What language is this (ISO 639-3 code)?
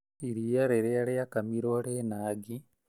kik